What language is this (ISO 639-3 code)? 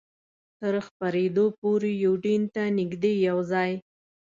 pus